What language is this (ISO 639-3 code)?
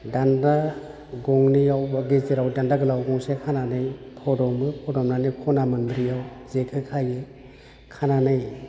brx